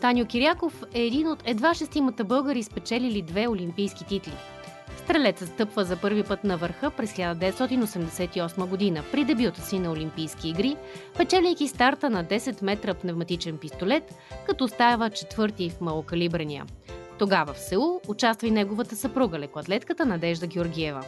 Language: Bulgarian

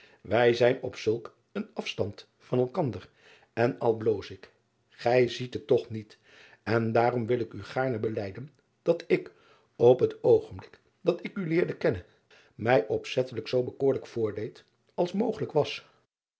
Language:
Dutch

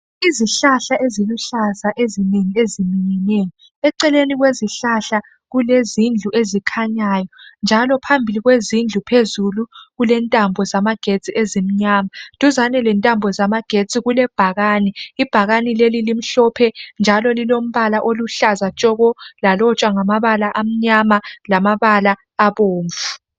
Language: North Ndebele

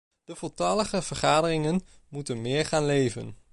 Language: Dutch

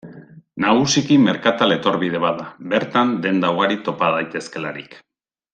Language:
Basque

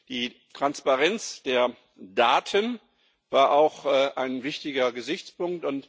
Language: German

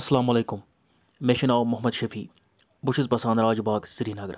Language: Kashmiri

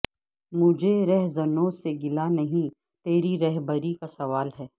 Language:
Urdu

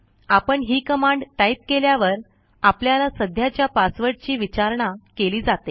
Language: Marathi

